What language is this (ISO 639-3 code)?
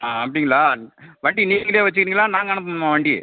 tam